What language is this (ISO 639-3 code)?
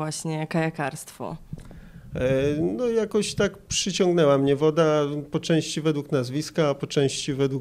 pol